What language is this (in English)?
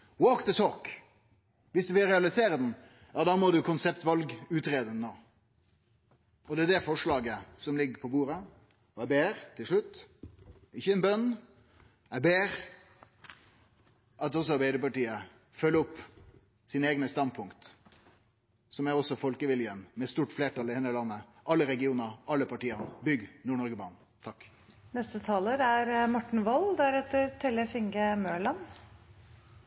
Norwegian Nynorsk